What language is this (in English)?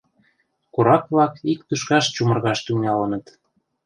Mari